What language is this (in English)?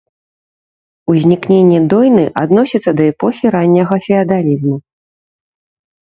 Belarusian